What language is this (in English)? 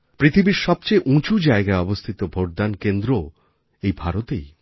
Bangla